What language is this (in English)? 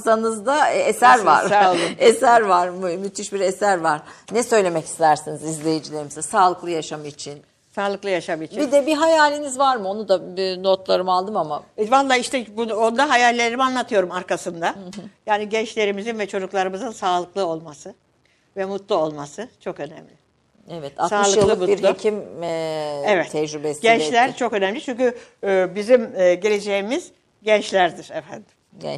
Turkish